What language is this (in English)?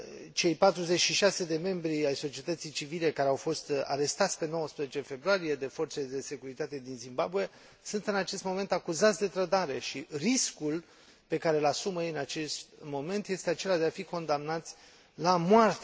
Romanian